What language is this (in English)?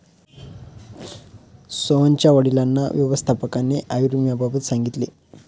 Marathi